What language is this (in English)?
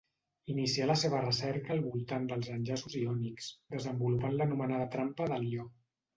Catalan